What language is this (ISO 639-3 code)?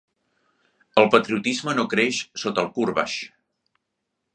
cat